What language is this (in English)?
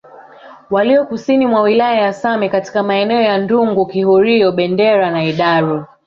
Swahili